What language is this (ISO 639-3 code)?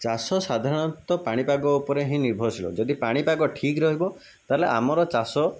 ori